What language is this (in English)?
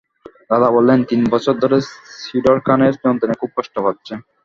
Bangla